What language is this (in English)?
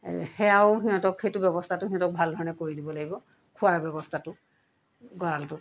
Assamese